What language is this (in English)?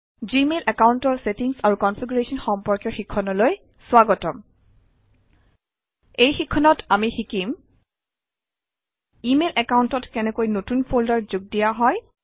Assamese